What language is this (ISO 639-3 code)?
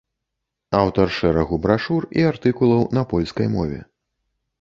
bel